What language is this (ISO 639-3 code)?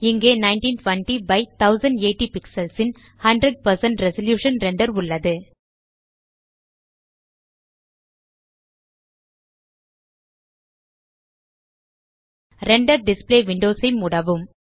tam